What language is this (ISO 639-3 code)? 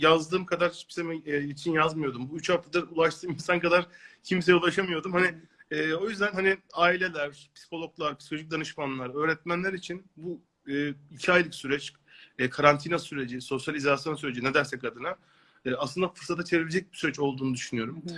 tur